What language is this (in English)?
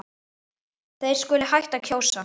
Icelandic